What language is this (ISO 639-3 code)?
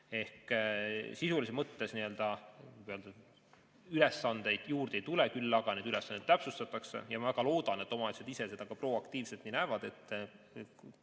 est